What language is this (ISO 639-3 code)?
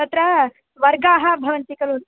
san